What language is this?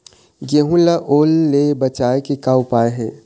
Chhattisgarhi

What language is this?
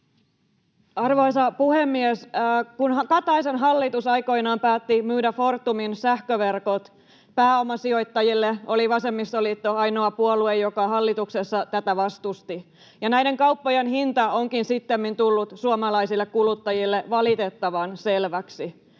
Finnish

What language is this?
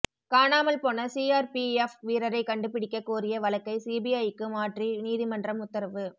Tamil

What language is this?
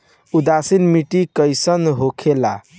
Bhojpuri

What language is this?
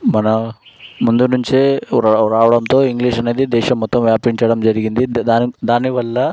Telugu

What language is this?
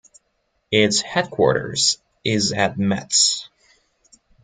English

